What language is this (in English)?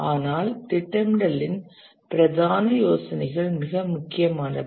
Tamil